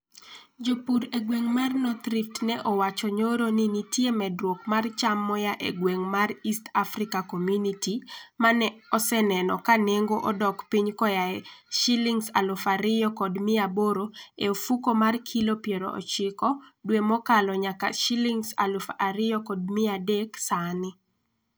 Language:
Luo (Kenya and Tanzania)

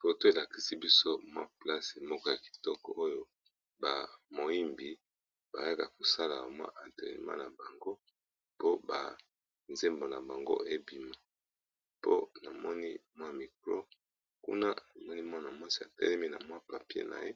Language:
Lingala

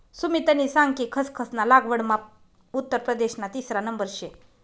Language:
Marathi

